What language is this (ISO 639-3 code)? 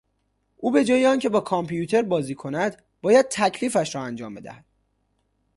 fas